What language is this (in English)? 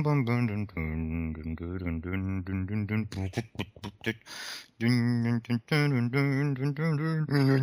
Polish